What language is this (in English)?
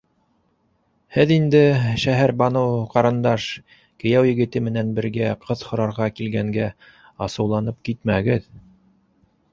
Bashkir